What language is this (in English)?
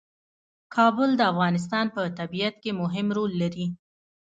Pashto